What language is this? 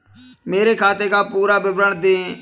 Hindi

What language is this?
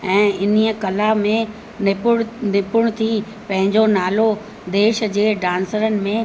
Sindhi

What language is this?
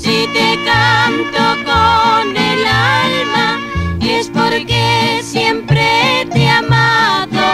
Spanish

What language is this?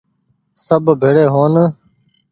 Goaria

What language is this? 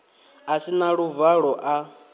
Venda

